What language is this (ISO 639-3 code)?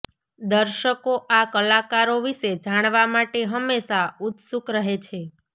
guj